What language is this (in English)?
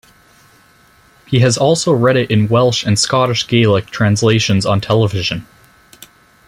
English